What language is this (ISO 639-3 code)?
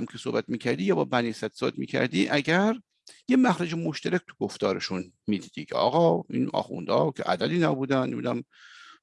fas